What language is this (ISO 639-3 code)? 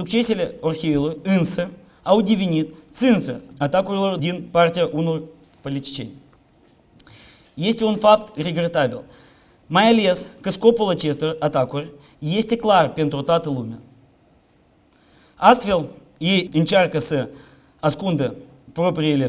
ron